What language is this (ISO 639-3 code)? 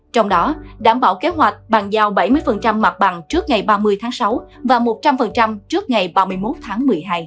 vie